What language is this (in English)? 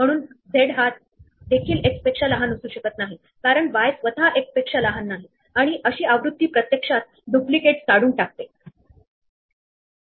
Marathi